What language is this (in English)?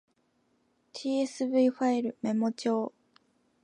Japanese